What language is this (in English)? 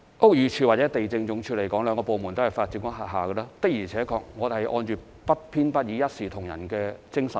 Cantonese